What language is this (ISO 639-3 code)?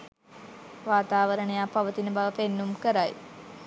sin